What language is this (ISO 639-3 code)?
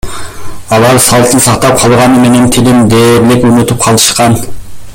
kir